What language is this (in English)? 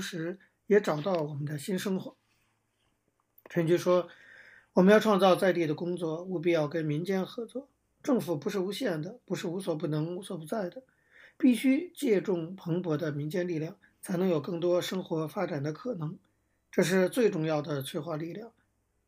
Chinese